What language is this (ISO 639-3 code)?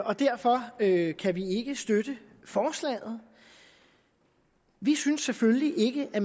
dan